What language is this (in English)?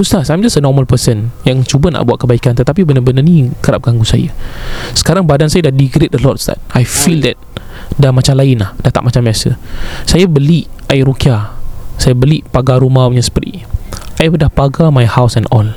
Malay